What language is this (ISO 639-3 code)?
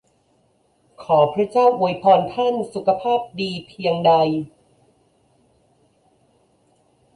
tha